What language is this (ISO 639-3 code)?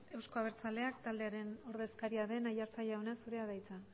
eus